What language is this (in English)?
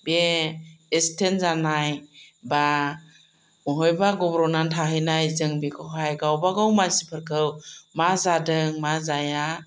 Bodo